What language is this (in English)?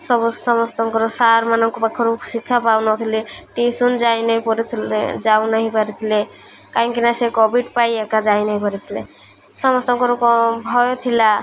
Odia